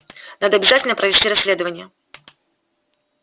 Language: Russian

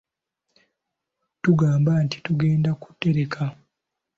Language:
Ganda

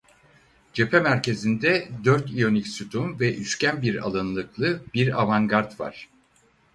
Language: Turkish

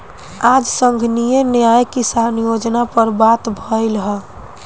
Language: Bhojpuri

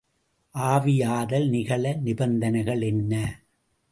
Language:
Tamil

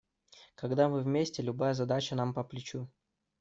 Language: Russian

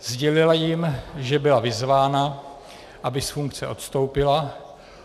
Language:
Czech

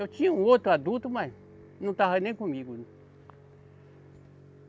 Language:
Portuguese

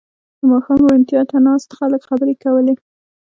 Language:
Pashto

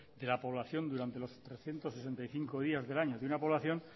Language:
Spanish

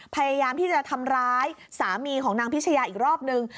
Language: Thai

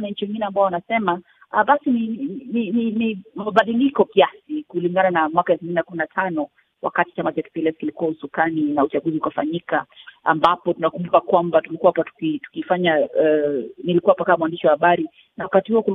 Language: Swahili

